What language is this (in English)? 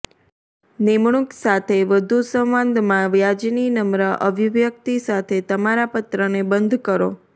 Gujarati